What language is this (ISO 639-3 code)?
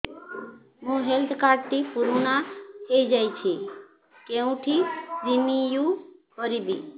ori